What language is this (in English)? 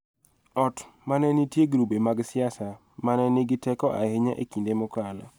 Luo (Kenya and Tanzania)